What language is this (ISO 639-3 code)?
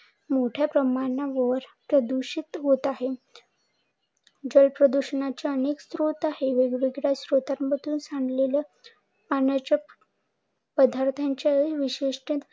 mar